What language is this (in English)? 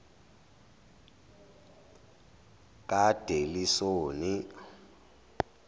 Zulu